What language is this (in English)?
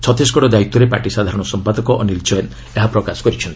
Odia